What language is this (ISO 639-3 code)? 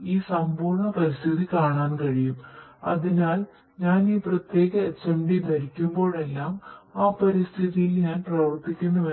mal